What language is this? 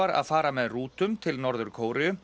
Icelandic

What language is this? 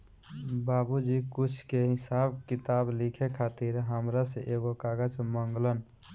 Bhojpuri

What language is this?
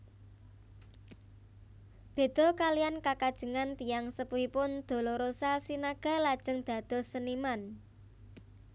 Javanese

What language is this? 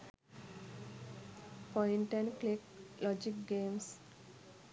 Sinhala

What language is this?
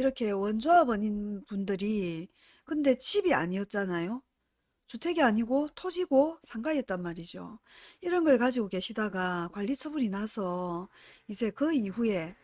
Korean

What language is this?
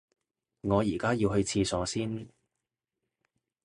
Cantonese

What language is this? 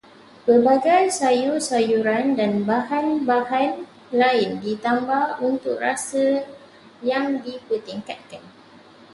Malay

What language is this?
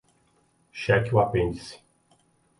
Portuguese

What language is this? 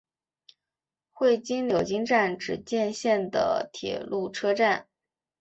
Chinese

